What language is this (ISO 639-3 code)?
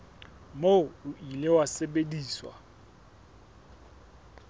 sot